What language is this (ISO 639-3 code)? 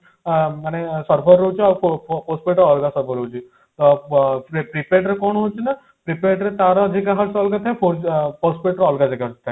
ori